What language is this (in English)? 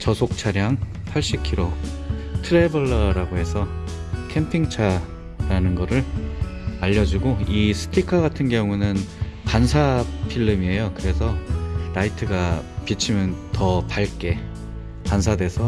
Korean